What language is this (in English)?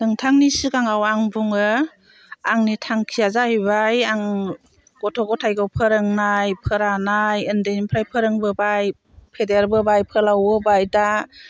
Bodo